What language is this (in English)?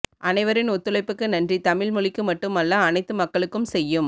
Tamil